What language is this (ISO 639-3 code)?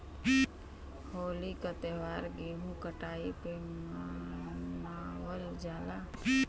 bho